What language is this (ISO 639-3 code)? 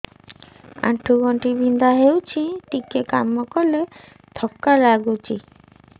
ori